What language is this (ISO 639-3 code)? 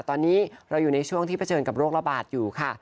tha